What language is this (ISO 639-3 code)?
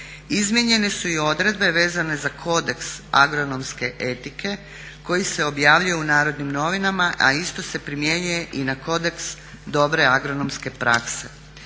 hrv